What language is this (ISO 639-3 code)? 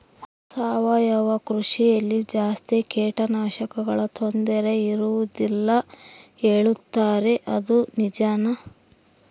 kan